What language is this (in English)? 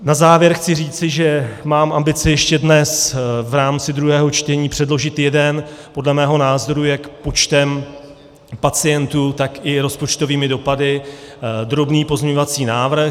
Czech